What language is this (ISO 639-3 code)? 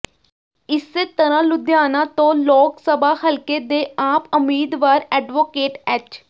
pan